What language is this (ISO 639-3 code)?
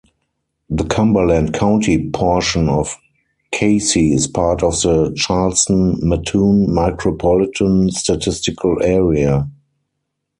eng